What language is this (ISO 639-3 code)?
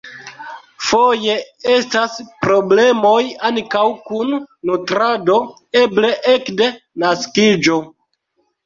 epo